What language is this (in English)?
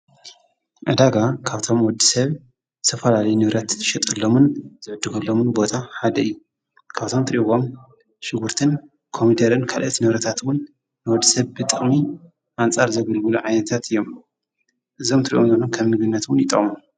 Tigrinya